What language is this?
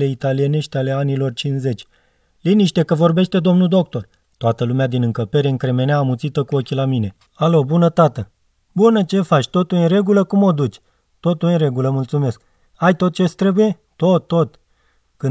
Romanian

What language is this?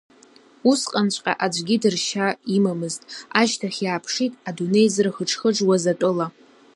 Abkhazian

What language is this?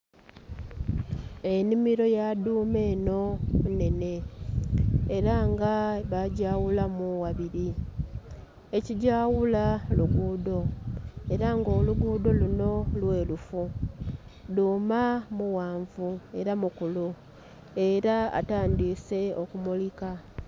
Soga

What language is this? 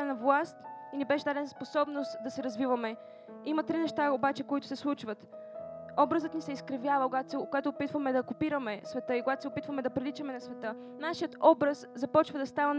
Bulgarian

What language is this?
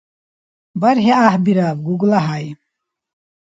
Dargwa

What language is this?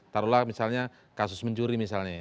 Indonesian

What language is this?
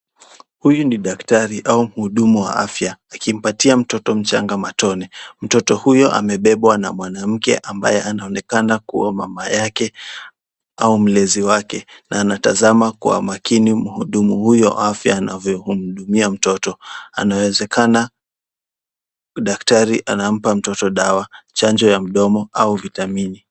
Swahili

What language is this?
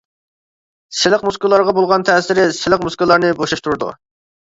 Uyghur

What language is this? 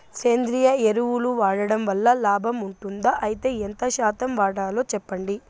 Telugu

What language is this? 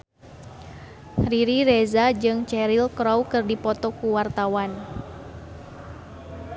Sundanese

